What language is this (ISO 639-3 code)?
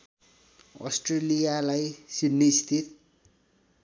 nep